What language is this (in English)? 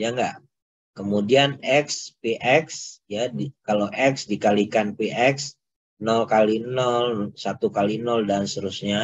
Indonesian